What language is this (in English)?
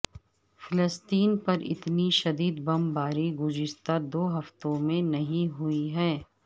Urdu